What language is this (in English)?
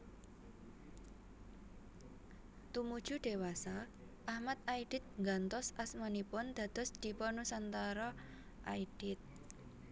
Javanese